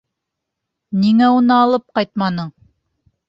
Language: Bashkir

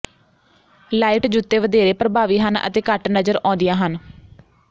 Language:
Punjabi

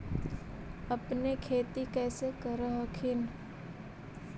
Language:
Magahi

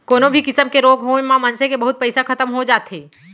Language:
Chhattisgarhi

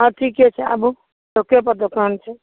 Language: Maithili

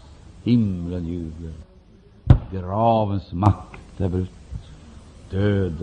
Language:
Swedish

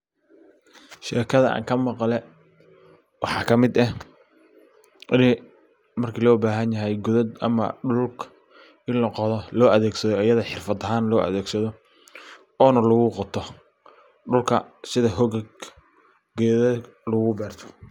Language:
Somali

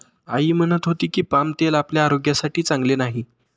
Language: Marathi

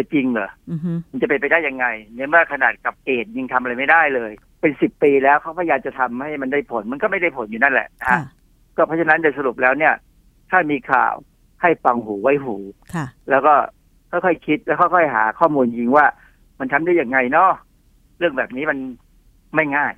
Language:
Thai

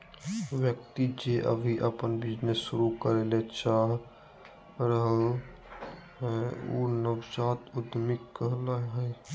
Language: Magahi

